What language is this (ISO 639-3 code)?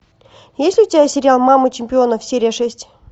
rus